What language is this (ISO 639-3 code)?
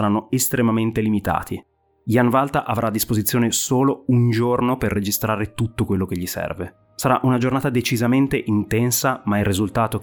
ita